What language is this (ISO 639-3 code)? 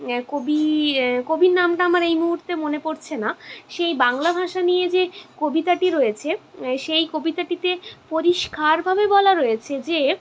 ben